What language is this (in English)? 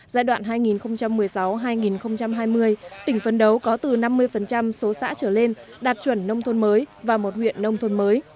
Vietnamese